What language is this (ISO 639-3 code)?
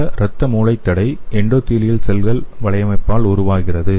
tam